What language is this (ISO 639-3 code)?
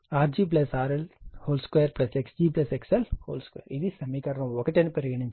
tel